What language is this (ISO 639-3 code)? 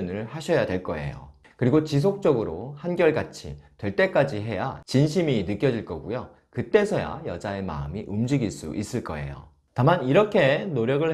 kor